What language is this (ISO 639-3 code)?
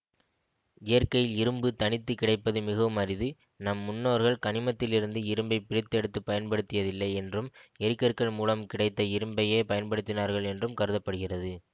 tam